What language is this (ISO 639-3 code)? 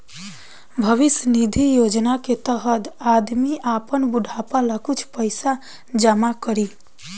bho